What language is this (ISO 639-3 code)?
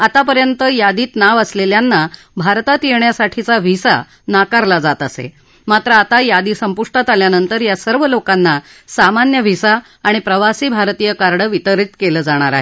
mar